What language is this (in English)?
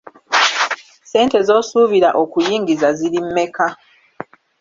Ganda